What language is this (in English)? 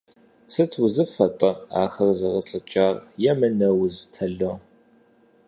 Kabardian